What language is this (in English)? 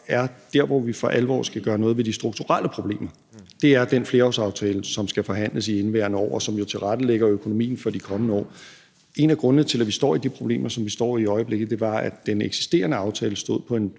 Danish